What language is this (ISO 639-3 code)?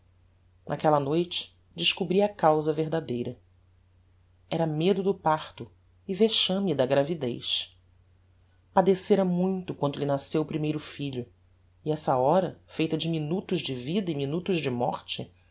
por